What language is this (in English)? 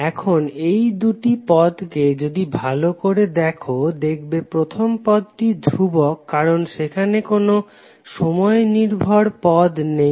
Bangla